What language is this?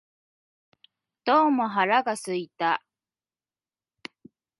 Japanese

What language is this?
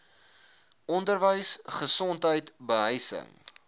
Afrikaans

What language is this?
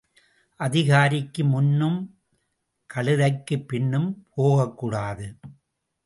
Tamil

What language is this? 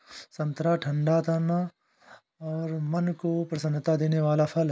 Hindi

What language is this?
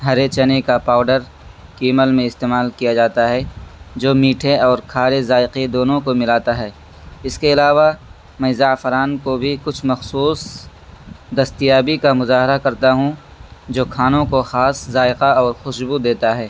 Urdu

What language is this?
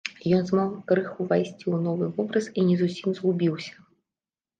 Belarusian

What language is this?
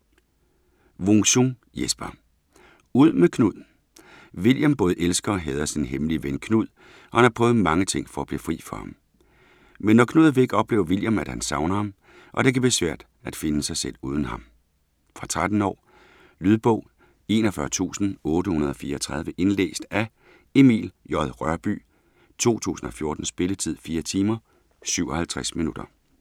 Danish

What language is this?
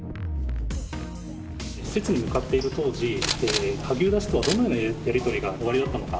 Japanese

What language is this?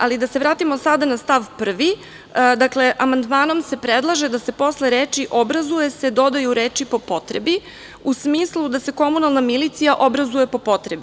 Serbian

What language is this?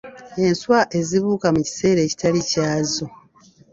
Ganda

